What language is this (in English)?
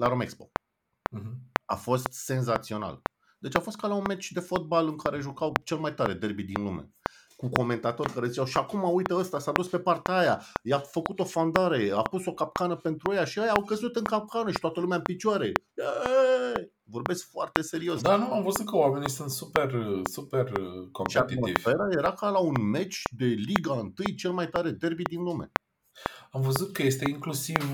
Romanian